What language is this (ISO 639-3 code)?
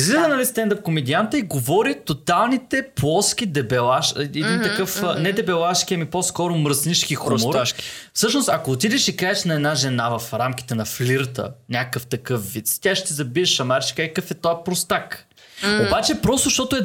bul